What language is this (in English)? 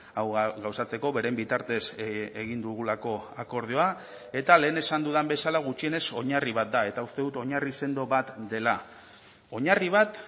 Basque